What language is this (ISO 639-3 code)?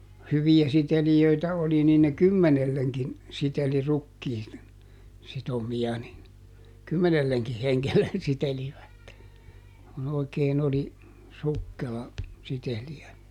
fin